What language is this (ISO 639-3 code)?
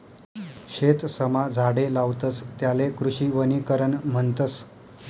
mar